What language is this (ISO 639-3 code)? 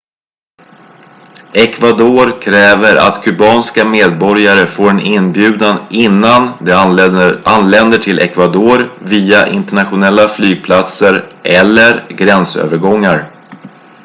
swe